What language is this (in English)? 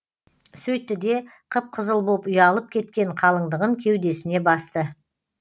Kazakh